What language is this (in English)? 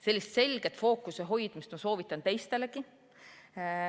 Estonian